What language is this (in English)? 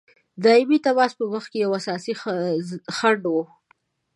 Pashto